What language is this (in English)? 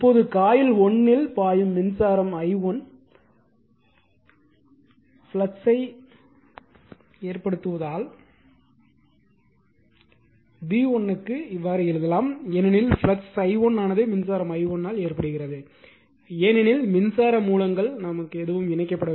Tamil